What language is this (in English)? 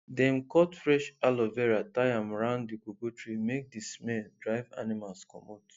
Nigerian Pidgin